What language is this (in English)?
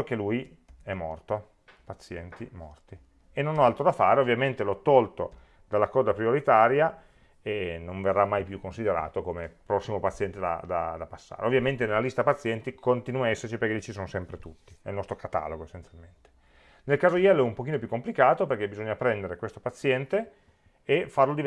Italian